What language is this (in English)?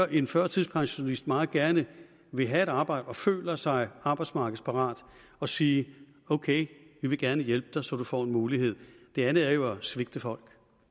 Danish